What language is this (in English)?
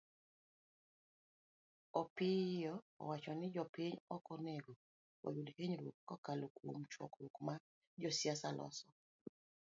Luo (Kenya and Tanzania)